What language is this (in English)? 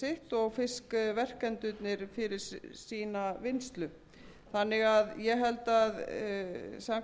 Icelandic